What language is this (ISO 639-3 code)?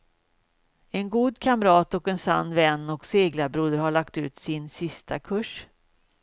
swe